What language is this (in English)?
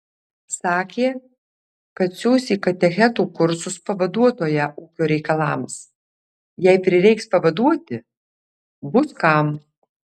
Lithuanian